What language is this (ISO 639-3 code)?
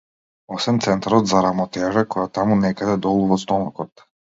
mkd